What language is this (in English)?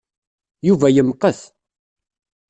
Kabyle